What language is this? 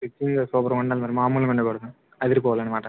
Telugu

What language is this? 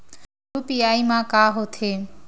Chhattisgarhi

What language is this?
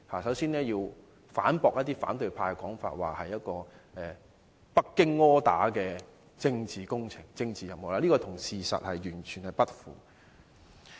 Cantonese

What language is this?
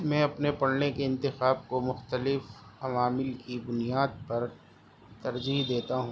Urdu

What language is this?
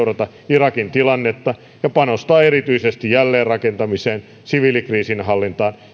Finnish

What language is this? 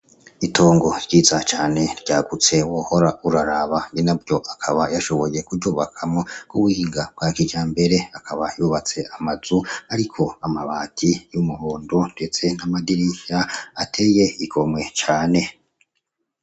Rundi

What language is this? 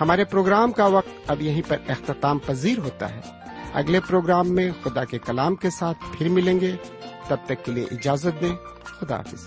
Urdu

